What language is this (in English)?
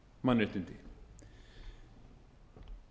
Icelandic